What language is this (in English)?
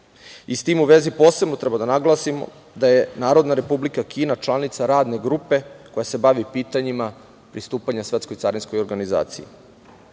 Serbian